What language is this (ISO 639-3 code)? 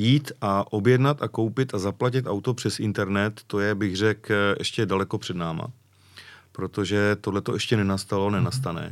ces